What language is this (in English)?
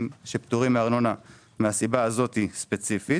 Hebrew